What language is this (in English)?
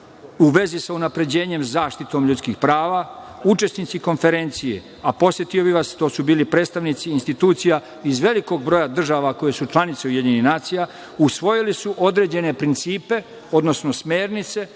Serbian